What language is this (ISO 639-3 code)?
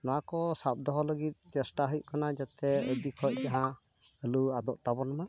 sat